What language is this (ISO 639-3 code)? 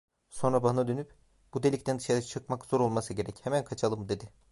tur